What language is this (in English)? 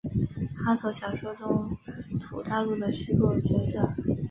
Chinese